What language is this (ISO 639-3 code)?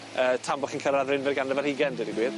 cym